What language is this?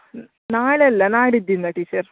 Kannada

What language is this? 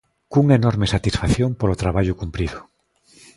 Galician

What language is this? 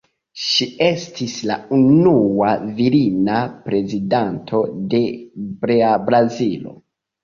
Esperanto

